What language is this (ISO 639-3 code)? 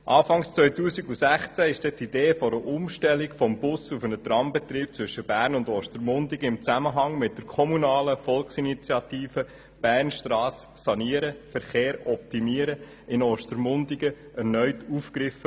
gsw